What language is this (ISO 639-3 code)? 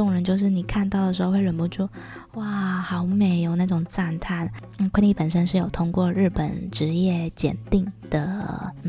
zho